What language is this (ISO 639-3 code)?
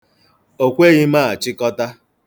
ibo